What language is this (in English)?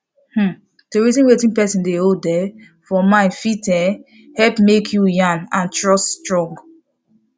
Nigerian Pidgin